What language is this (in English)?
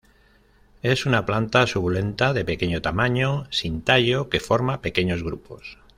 Spanish